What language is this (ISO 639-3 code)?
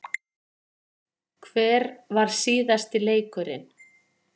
isl